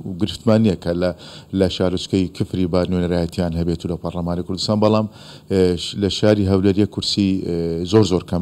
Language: Arabic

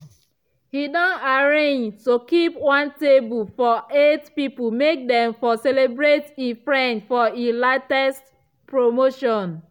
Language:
Nigerian Pidgin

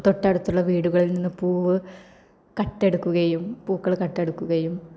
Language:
Malayalam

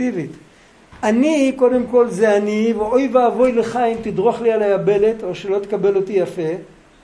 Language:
Hebrew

